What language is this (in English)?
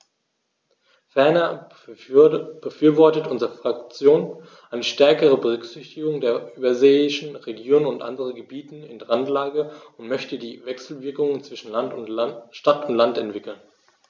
German